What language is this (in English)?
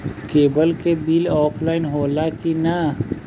Bhojpuri